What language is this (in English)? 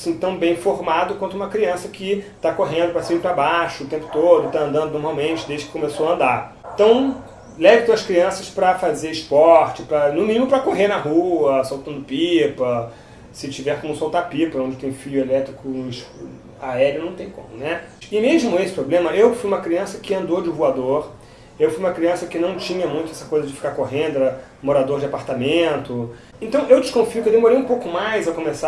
Portuguese